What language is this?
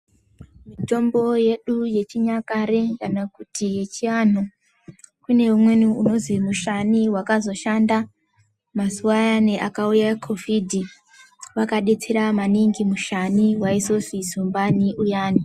Ndau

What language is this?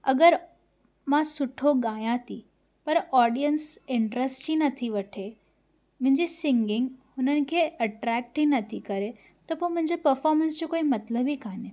Sindhi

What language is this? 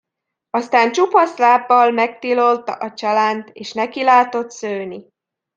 Hungarian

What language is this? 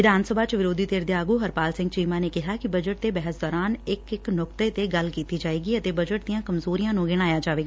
Punjabi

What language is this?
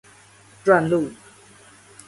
Chinese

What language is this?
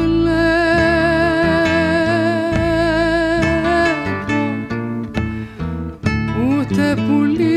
Greek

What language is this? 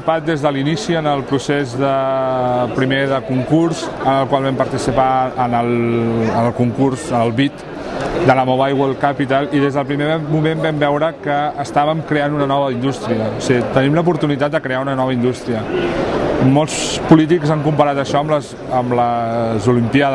Catalan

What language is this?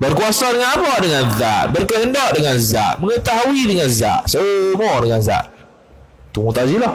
Malay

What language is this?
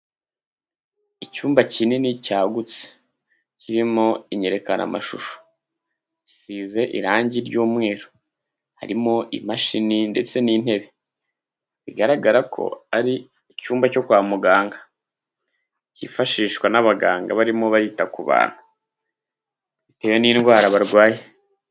Kinyarwanda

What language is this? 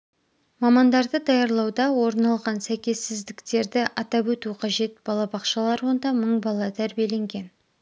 Kazakh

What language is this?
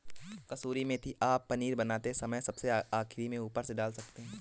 Hindi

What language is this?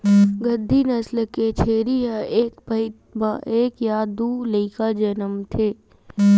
Chhattisgarhi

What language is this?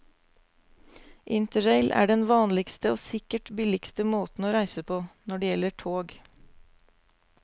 Norwegian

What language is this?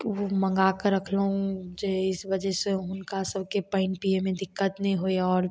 Maithili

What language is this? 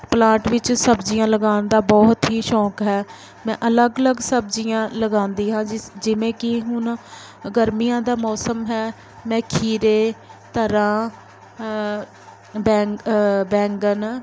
Punjabi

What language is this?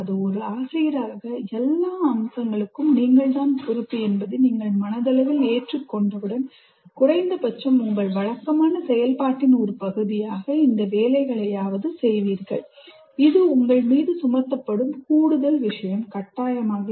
Tamil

